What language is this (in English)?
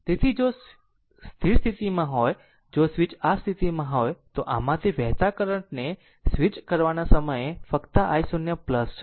Gujarati